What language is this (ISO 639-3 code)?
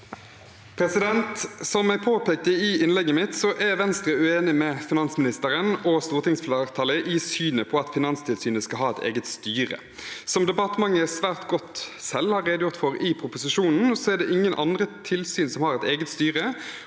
nor